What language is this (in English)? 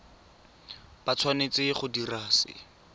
Tswana